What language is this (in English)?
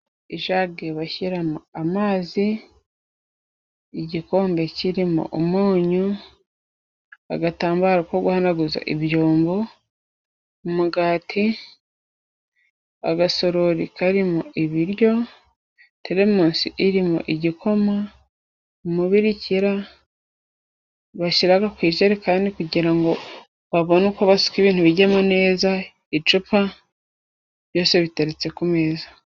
Kinyarwanda